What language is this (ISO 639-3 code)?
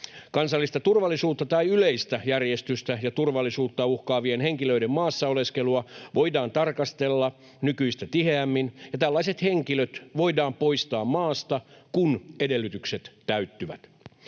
fin